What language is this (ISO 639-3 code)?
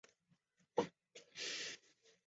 zho